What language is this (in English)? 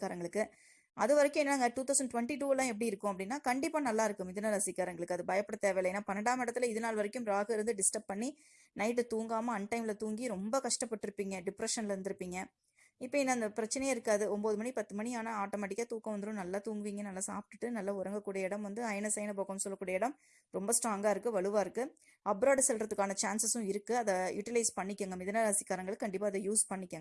Tamil